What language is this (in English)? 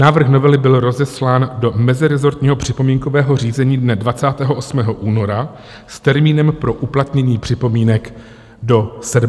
Czech